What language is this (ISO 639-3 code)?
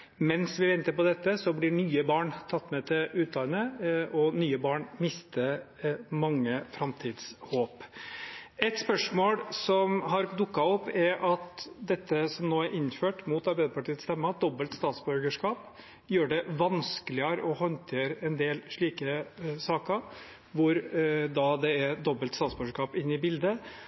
nob